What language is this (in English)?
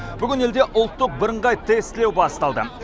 Kazakh